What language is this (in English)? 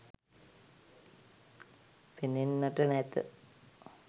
Sinhala